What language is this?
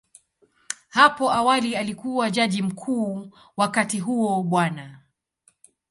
Swahili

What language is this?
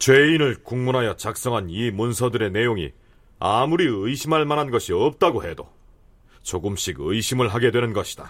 Korean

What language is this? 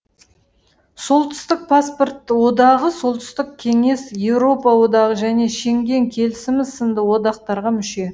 Kazakh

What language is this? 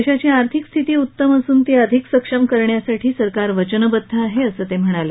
Marathi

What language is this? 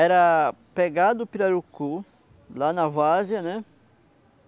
Portuguese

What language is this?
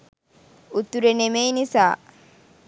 Sinhala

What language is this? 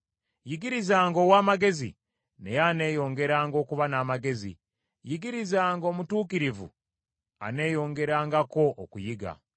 Ganda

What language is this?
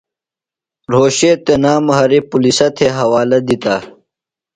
Phalura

